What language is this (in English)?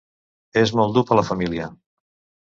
Catalan